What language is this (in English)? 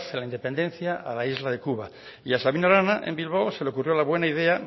Spanish